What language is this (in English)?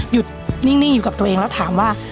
Thai